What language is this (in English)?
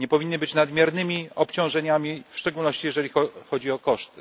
Polish